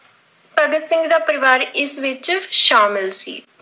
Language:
Punjabi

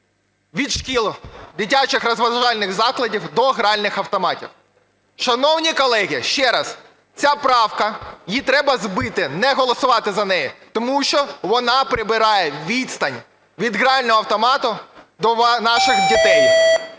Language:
Ukrainian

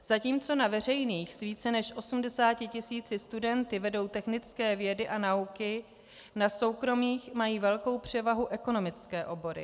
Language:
Czech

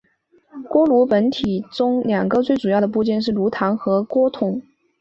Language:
Chinese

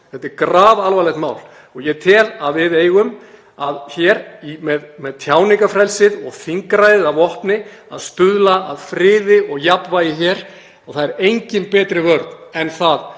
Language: Icelandic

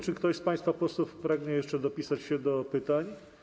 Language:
Polish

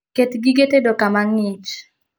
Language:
Luo (Kenya and Tanzania)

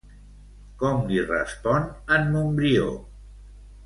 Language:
Catalan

